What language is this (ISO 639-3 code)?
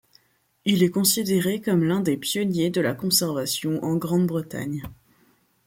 fra